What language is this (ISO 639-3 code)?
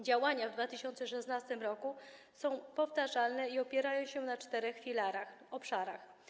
pol